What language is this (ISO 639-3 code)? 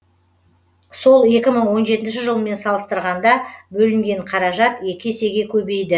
kaz